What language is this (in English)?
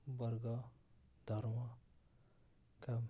Nepali